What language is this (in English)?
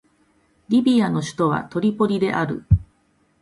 Japanese